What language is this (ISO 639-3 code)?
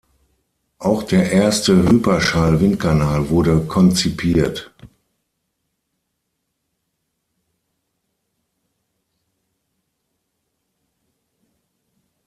deu